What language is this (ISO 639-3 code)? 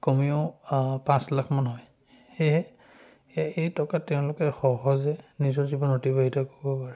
asm